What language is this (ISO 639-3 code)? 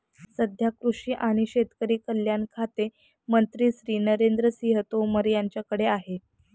mar